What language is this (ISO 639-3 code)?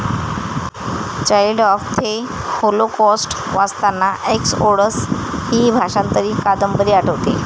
mar